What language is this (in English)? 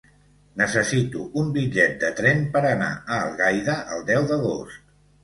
Catalan